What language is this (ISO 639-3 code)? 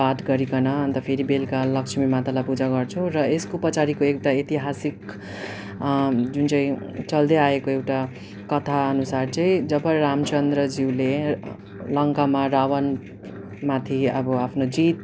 nep